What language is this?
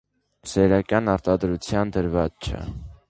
Armenian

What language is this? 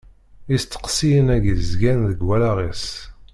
Kabyle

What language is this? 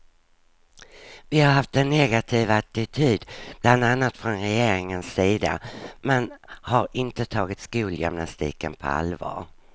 Swedish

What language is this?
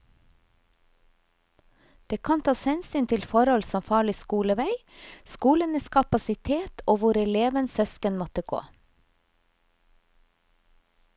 Norwegian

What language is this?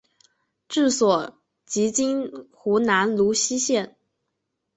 Chinese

